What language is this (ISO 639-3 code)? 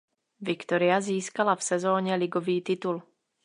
ces